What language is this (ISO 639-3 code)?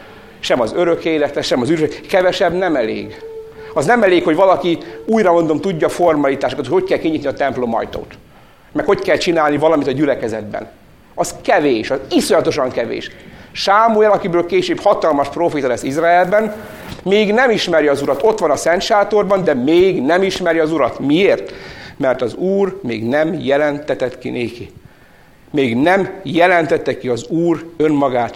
hun